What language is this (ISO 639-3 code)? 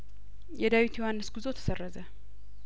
amh